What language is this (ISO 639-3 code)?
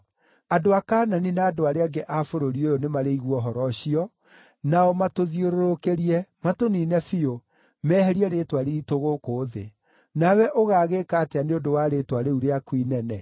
kik